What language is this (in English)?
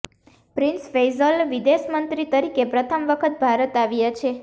Gujarati